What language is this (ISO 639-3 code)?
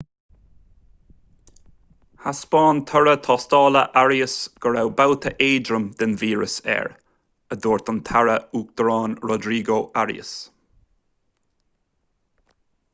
gle